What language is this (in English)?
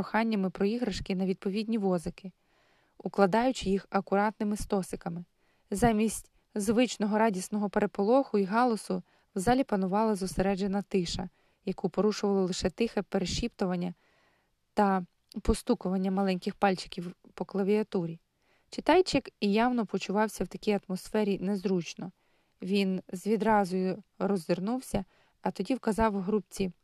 Ukrainian